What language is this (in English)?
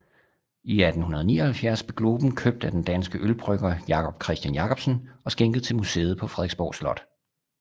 Danish